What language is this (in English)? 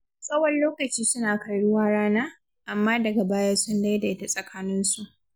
Hausa